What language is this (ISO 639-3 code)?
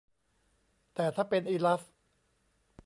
tha